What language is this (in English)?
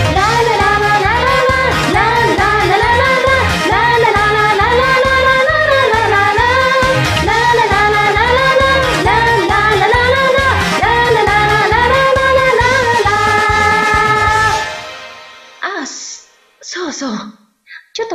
Korean